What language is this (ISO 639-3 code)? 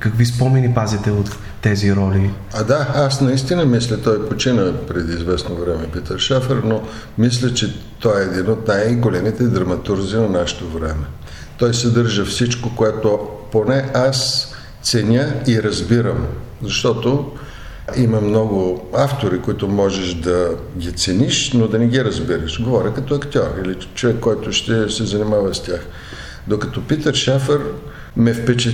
bul